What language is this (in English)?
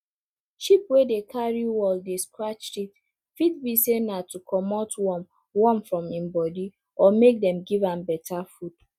Nigerian Pidgin